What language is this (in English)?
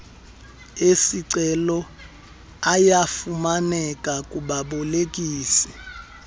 Xhosa